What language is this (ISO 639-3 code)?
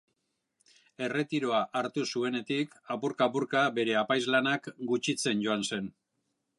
eus